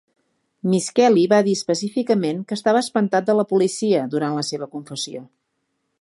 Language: Catalan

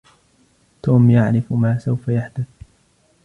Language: Arabic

